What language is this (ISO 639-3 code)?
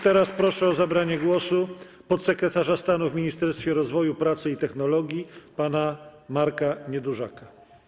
pol